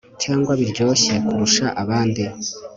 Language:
Kinyarwanda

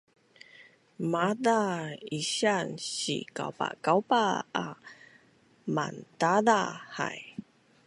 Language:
Bunun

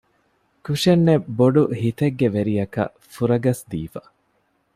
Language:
Divehi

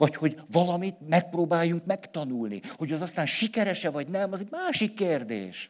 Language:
Hungarian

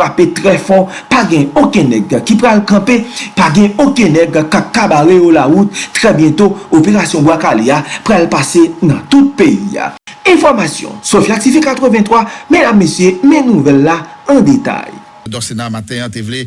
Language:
French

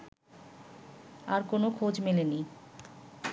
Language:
Bangla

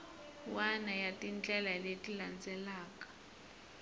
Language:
Tsonga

